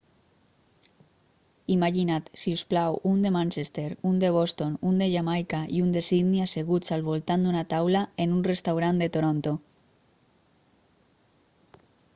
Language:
Catalan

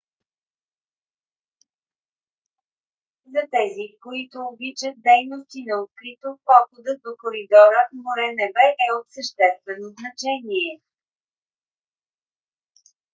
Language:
Bulgarian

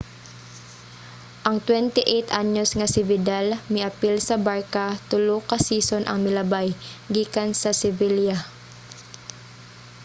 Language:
Cebuano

